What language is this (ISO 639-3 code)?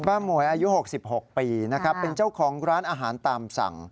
tha